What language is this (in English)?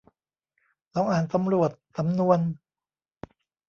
Thai